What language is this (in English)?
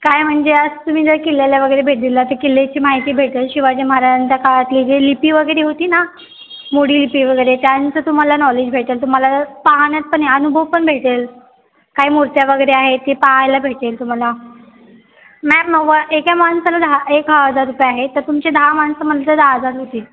Marathi